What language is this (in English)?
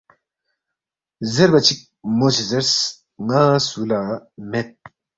Balti